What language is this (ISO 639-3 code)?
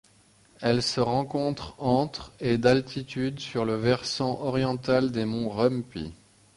fra